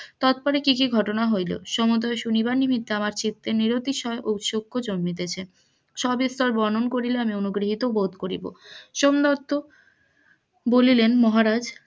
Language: Bangla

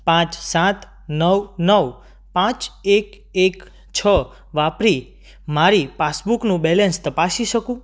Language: Gujarati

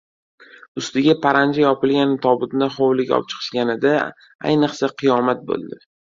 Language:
Uzbek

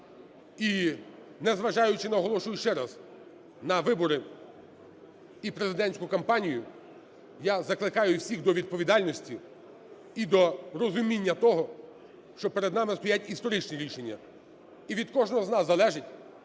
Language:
Ukrainian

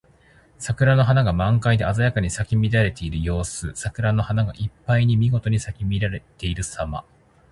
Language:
Japanese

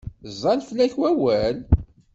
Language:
Kabyle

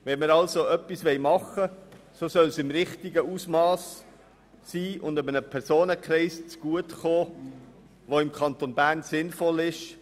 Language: Swiss German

